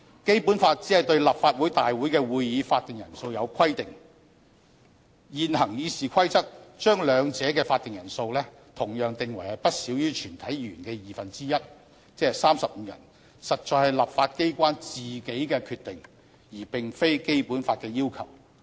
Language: Cantonese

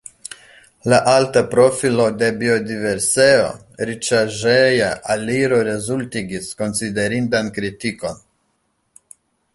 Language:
Esperanto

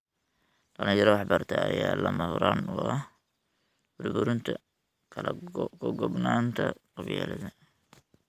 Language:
Somali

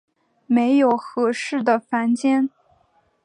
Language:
Chinese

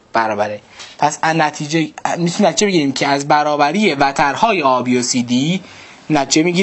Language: Persian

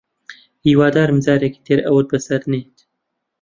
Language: Central Kurdish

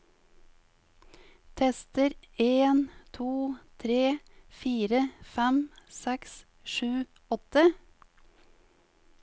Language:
Norwegian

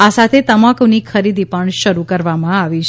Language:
Gujarati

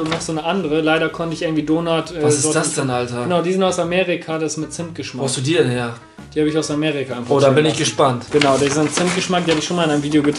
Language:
German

